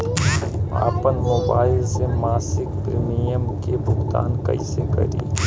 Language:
Bhojpuri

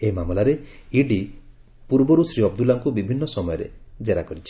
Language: Odia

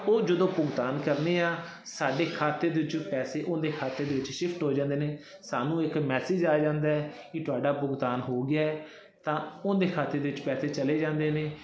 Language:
Punjabi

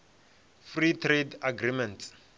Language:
Venda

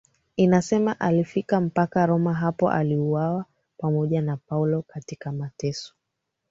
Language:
Swahili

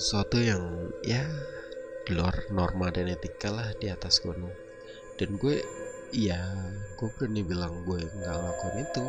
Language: Indonesian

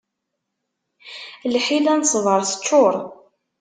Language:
Kabyle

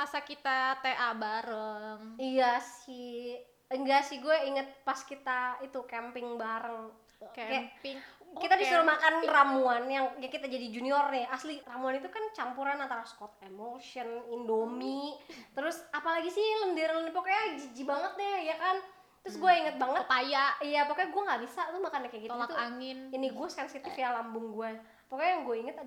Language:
Indonesian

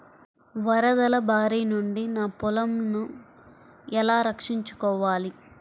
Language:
Telugu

